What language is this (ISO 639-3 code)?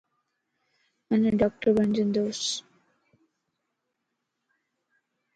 lss